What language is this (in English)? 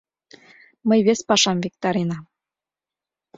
Mari